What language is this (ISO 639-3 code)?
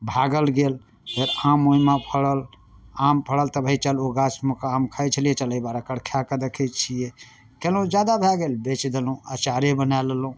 mai